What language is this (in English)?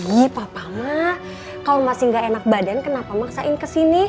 Indonesian